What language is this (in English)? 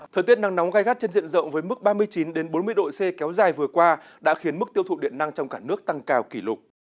Vietnamese